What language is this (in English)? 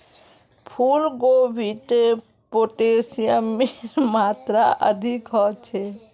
Magahi